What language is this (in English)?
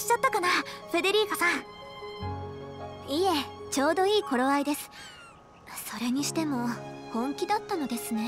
Japanese